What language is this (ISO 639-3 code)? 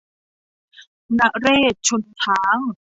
tha